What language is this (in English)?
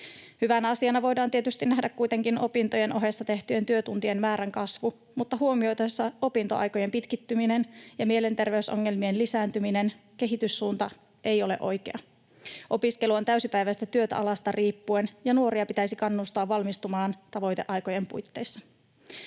Finnish